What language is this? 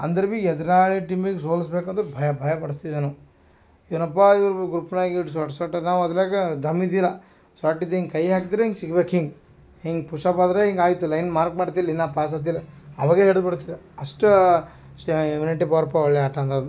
Kannada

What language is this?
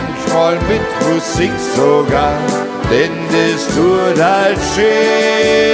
German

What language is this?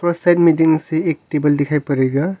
Hindi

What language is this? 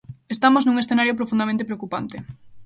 Galician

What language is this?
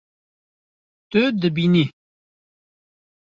Kurdish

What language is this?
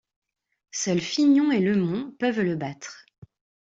French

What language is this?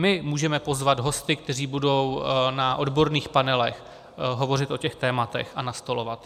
Czech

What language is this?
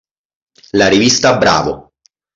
Italian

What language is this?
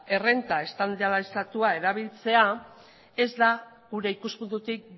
Basque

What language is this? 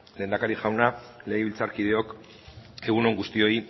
Basque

